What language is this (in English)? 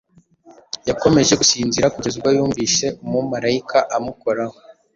Kinyarwanda